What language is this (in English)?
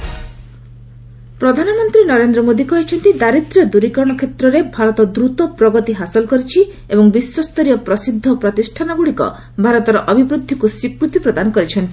Odia